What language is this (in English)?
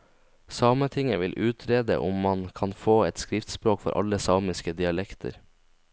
Norwegian